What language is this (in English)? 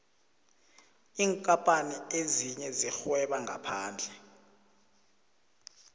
South Ndebele